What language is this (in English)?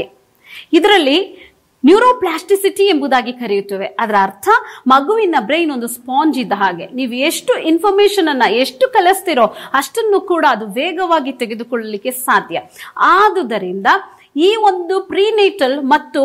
Kannada